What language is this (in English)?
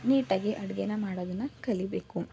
Kannada